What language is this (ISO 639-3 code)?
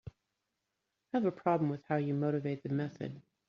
eng